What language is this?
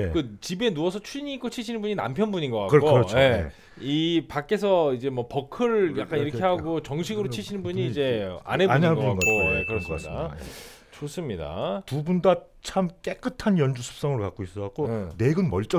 Korean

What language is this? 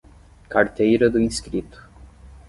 Portuguese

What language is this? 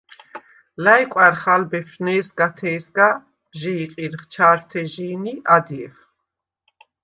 Svan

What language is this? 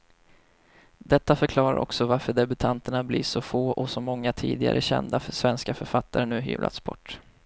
Swedish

